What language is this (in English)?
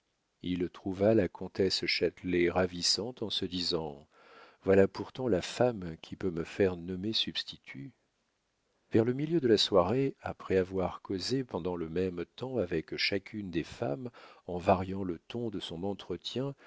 French